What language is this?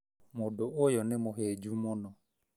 Kikuyu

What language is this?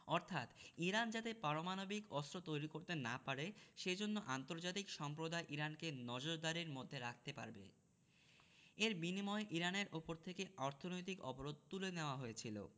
Bangla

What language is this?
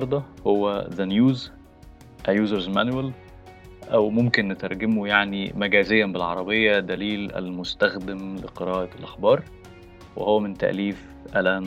Arabic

